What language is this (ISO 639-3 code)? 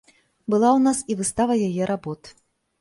bel